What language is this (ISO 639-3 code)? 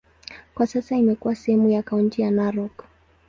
swa